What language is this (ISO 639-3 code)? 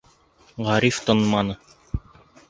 bak